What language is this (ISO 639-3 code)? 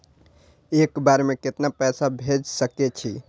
mai